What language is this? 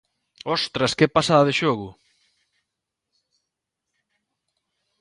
Galician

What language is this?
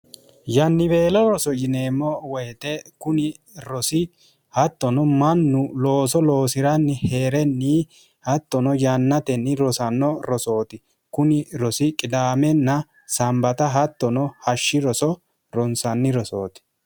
Sidamo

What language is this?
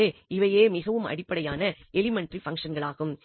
Tamil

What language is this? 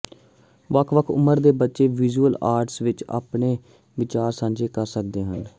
Punjabi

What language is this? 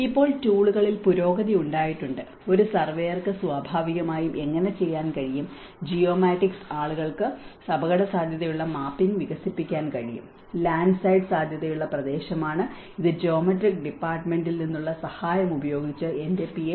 Malayalam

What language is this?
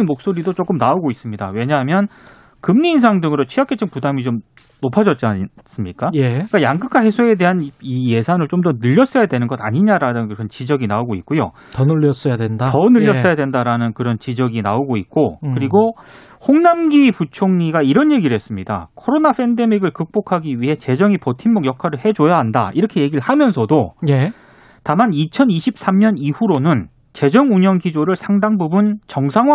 Korean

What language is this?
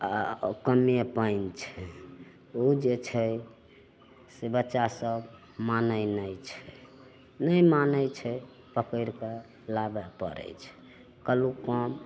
Maithili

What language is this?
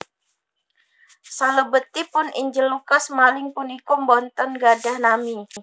Javanese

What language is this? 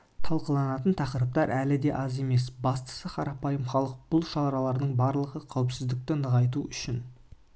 Kazakh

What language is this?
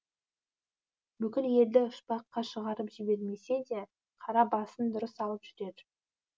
Kazakh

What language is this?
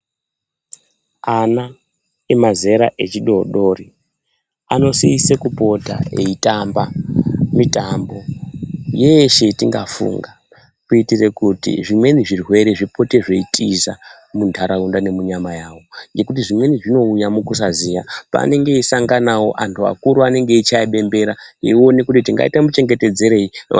Ndau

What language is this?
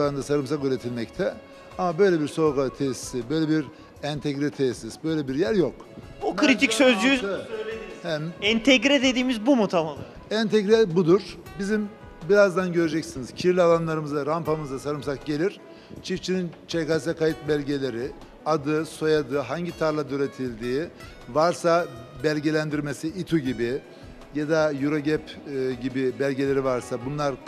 Turkish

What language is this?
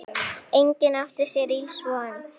Icelandic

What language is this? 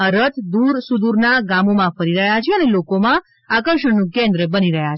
Gujarati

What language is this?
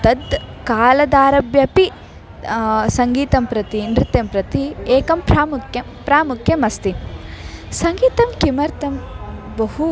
Sanskrit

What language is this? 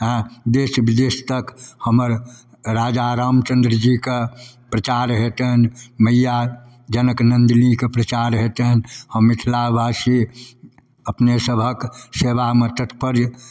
Maithili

